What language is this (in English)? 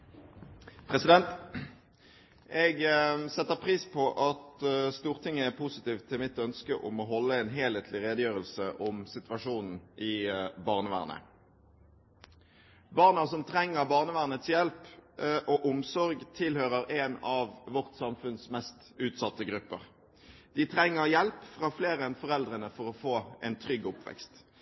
Norwegian Bokmål